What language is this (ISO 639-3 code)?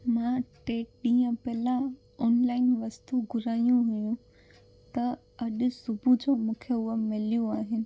snd